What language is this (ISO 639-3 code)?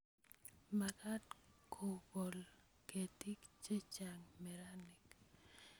kln